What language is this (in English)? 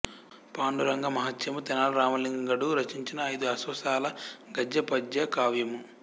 Telugu